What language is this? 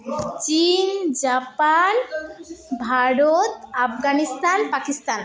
Santali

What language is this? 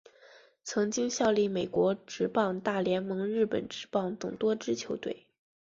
Chinese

